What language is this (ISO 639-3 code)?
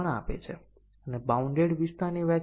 guj